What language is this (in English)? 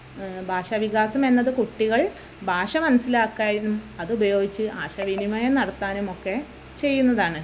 Malayalam